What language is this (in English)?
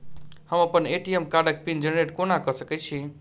Maithili